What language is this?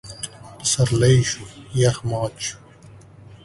Pashto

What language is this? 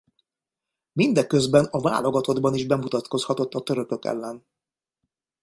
Hungarian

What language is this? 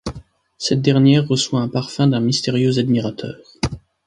French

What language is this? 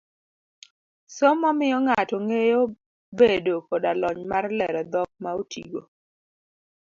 Luo (Kenya and Tanzania)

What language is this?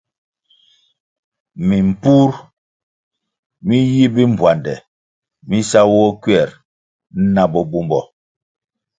Kwasio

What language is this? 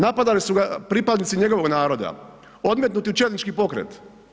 Croatian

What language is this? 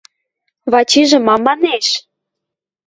Western Mari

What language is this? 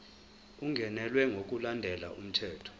Zulu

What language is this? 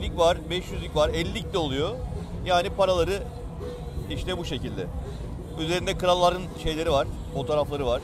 Turkish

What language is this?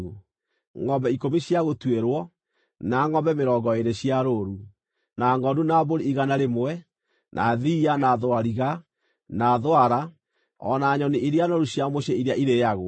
Kikuyu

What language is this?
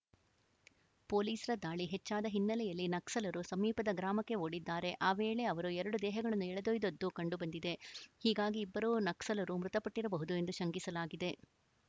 Kannada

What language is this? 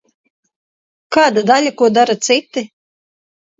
Latvian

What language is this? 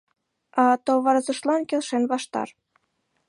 Mari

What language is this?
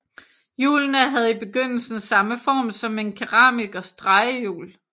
Danish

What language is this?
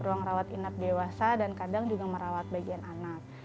Indonesian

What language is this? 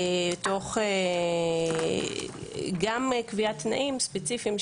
Hebrew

